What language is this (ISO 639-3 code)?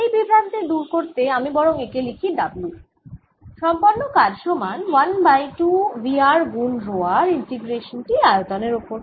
ben